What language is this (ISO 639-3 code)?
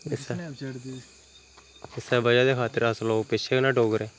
doi